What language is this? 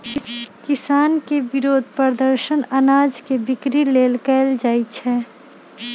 Magahi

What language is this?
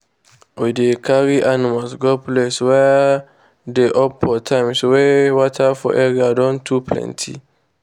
Nigerian Pidgin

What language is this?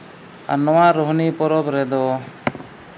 Santali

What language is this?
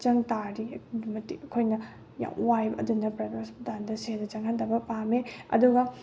Manipuri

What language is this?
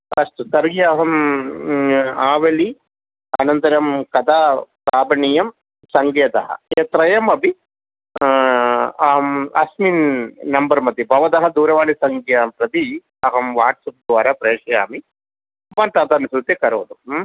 Sanskrit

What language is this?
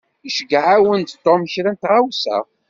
Kabyle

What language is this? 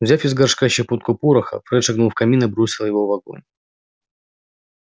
Russian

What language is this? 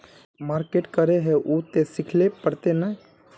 Magahi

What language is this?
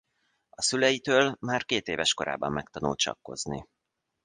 Hungarian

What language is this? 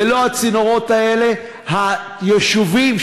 Hebrew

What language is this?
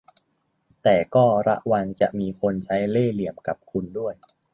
Thai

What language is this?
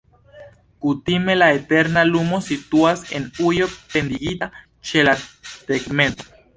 Esperanto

